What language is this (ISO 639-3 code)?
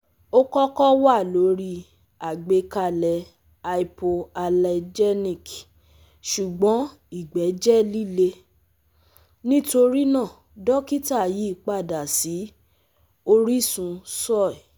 yor